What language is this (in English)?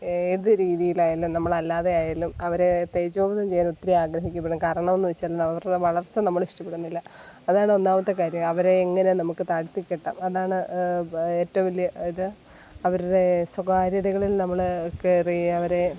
Malayalam